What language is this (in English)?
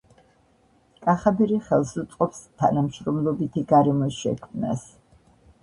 Georgian